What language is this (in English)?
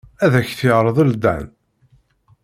Kabyle